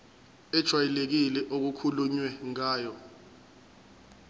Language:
Zulu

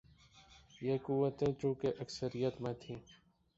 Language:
Urdu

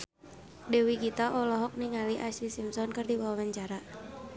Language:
Sundanese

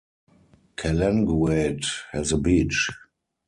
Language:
English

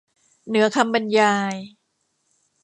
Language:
Thai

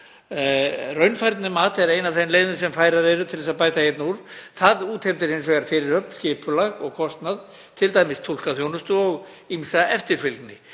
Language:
Icelandic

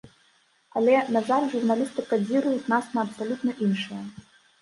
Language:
Belarusian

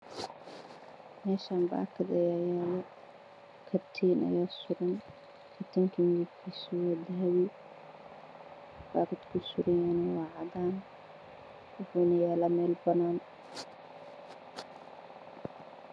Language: Somali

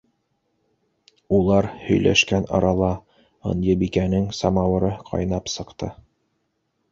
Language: Bashkir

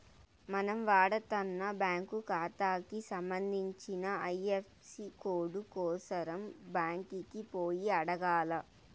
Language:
Telugu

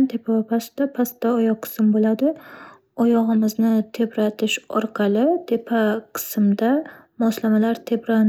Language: Uzbek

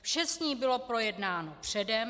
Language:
Czech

